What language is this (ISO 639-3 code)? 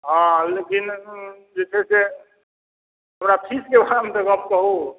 mai